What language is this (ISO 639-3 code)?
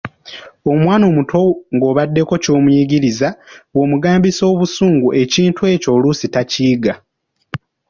lug